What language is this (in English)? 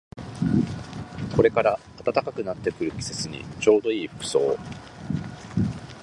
Japanese